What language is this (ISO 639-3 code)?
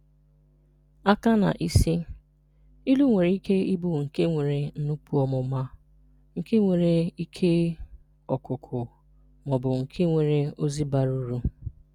ibo